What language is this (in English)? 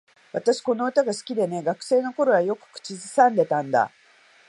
Japanese